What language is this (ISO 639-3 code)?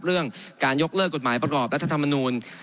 tha